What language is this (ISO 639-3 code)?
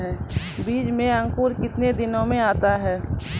mai